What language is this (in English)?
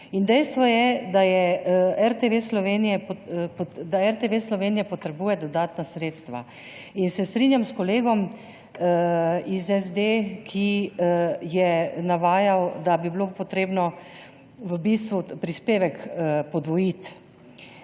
Slovenian